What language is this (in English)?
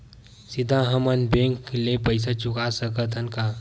Chhattisgarhi